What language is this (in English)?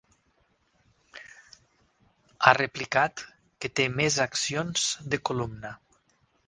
Catalan